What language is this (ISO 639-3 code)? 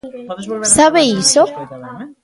glg